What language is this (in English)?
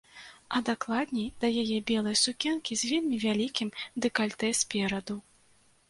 Belarusian